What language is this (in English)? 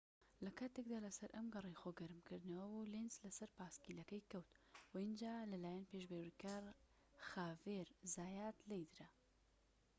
Central Kurdish